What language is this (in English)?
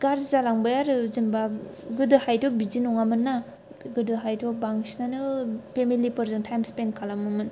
Bodo